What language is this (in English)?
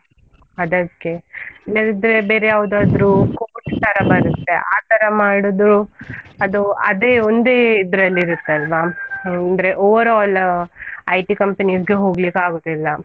Kannada